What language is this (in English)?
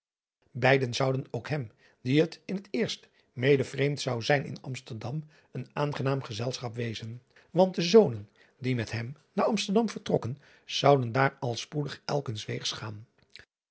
Dutch